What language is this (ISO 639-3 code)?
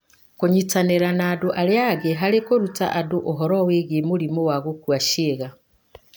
kik